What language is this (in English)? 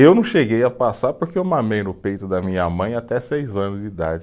Portuguese